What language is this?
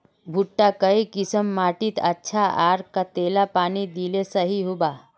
Magahi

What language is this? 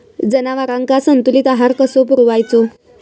Marathi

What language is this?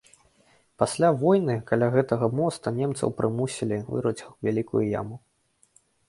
Belarusian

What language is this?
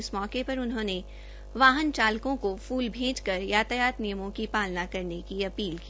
Hindi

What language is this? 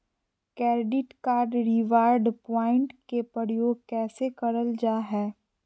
Magahi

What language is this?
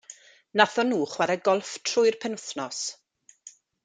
Welsh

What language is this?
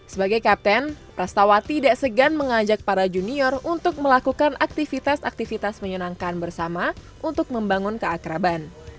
Indonesian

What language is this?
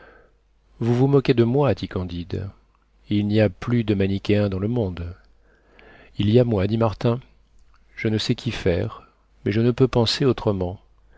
French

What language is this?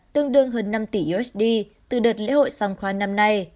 Vietnamese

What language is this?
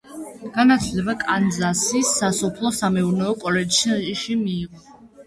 Georgian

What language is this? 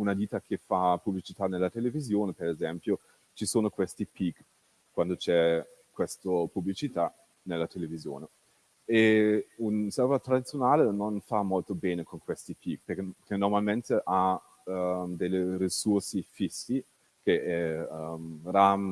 Italian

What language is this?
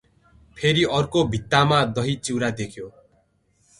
Nepali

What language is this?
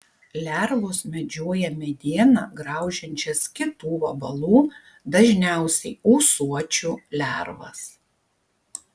Lithuanian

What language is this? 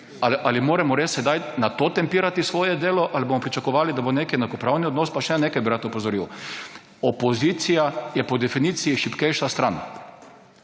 Slovenian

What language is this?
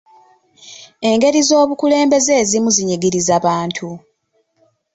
Ganda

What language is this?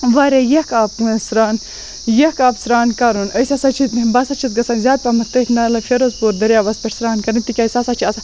Kashmiri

